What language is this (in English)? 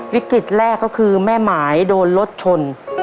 Thai